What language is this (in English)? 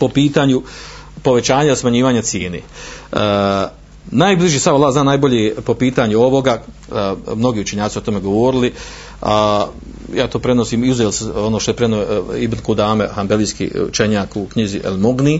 Croatian